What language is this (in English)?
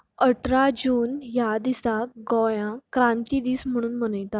Konkani